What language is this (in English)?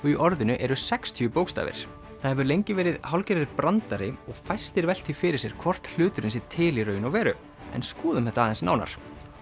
Icelandic